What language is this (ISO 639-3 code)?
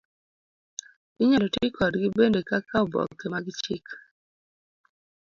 luo